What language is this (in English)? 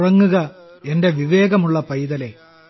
Malayalam